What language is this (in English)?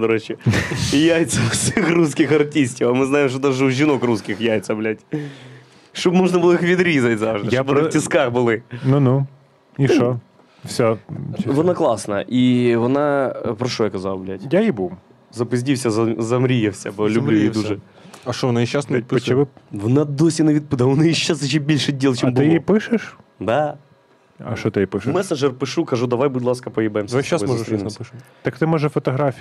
Ukrainian